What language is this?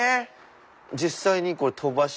Japanese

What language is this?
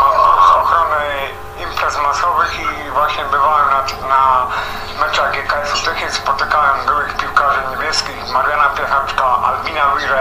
Polish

